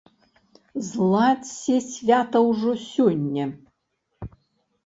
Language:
Belarusian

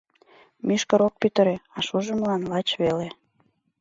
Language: Mari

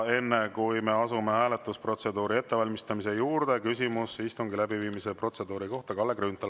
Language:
Estonian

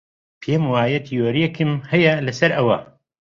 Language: Central Kurdish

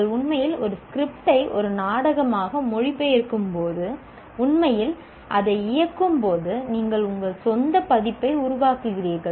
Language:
Tamil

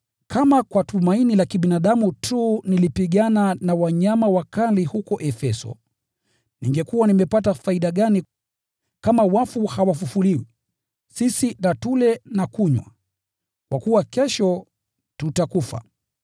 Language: Swahili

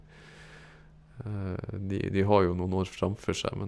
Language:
Norwegian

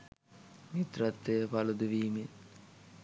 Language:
Sinhala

